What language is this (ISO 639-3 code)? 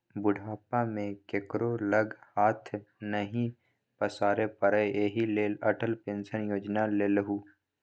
mai